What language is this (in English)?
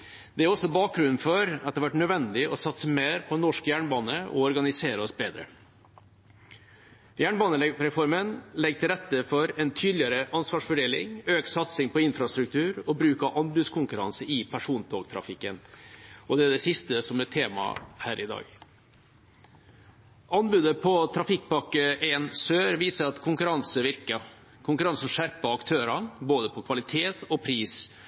Norwegian Bokmål